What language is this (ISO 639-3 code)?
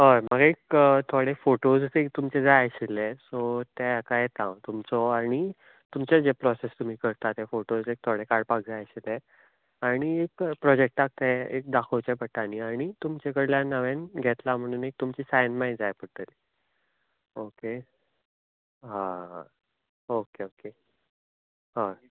kok